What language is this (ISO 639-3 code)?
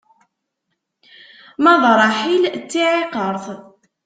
kab